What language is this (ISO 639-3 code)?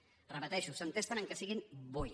cat